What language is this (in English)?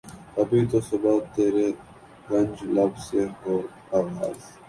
Urdu